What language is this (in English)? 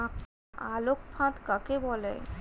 Bangla